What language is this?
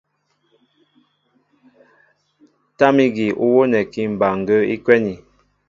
Mbo (Cameroon)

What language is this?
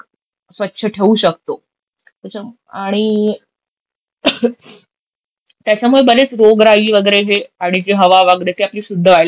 Marathi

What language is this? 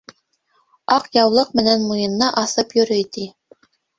Bashkir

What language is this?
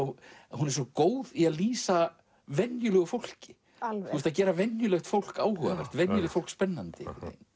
Icelandic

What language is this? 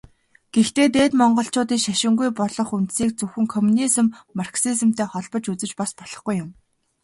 Mongolian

